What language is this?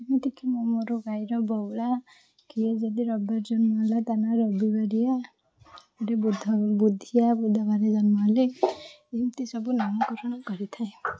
Odia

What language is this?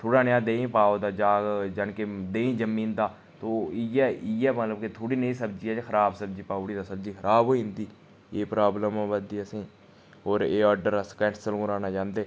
Dogri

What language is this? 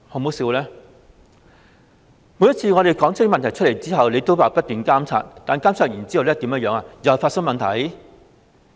Cantonese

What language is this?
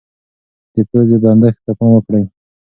Pashto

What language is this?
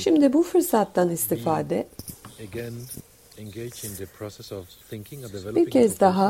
Turkish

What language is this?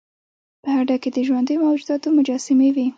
Pashto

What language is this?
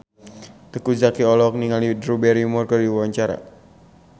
Sundanese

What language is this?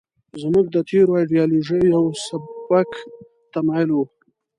Pashto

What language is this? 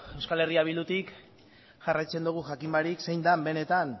Basque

